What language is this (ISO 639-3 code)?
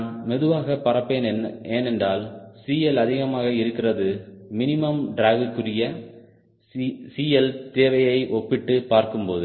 tam